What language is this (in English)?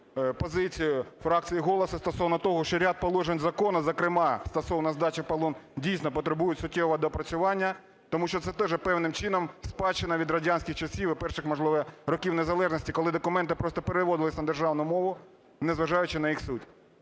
Ukrainian